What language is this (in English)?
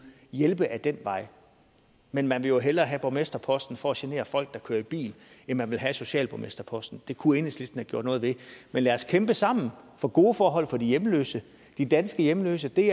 Danish